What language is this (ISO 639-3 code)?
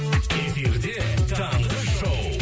kaz